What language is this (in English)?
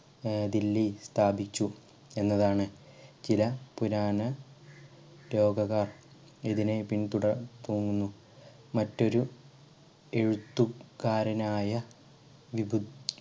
Malayalam